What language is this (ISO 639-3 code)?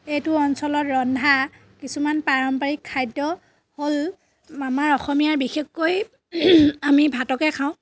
asm